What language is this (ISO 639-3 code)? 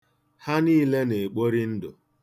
ibo